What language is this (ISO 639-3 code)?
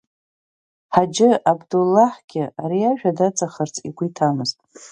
abk